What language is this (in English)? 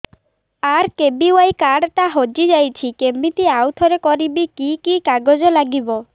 Odia